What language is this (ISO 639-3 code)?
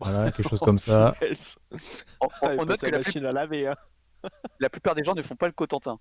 fra